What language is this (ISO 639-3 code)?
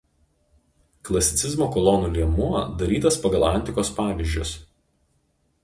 lit